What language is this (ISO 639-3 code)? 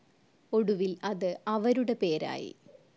mal